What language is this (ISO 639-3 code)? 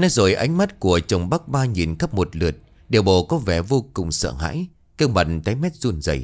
vie